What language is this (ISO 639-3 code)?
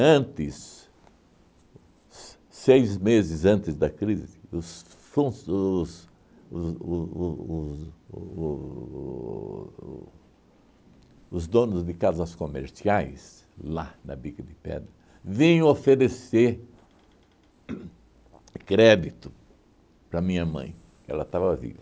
por